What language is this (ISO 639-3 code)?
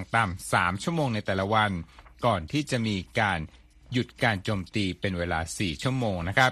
tha